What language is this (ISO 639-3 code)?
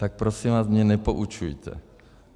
ces